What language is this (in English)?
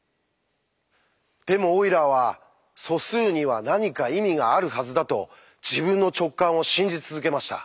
Japanese